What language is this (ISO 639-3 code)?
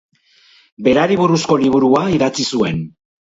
eus